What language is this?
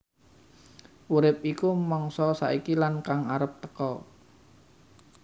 Javanese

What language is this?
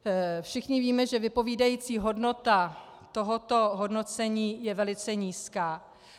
Czech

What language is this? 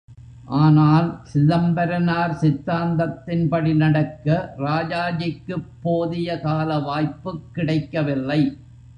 Tamil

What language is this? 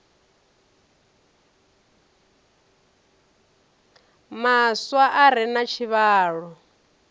Venda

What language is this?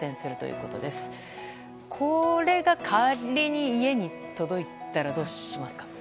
Japanese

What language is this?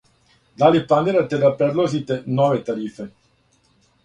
Serbian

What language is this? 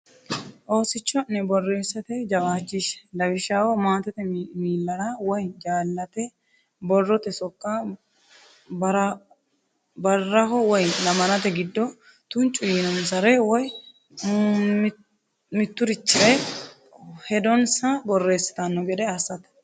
Sidamo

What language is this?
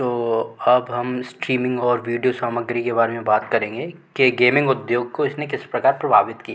Hindi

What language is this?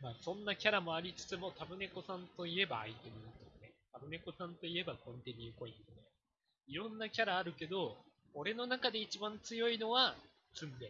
Japanese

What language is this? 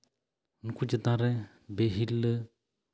Santali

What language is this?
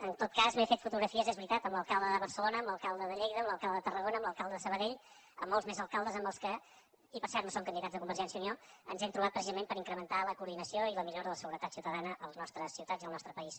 Catalan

